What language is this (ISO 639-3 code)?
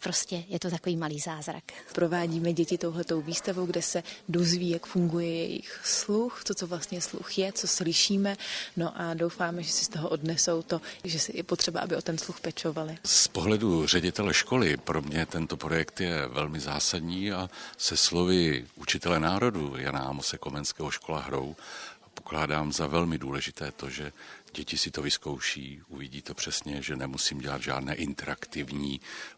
ces